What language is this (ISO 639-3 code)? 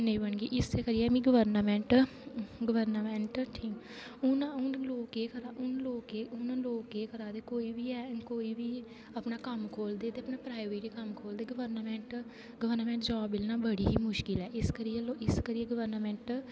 doi